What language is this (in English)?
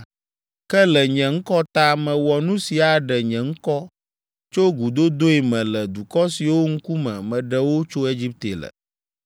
Ewe